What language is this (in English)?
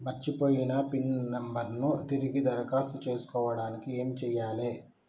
Telugu